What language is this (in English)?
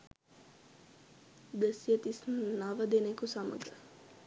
Sinhala